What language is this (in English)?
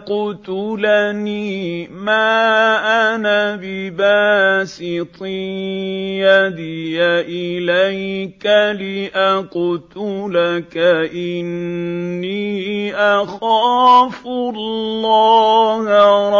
Arabic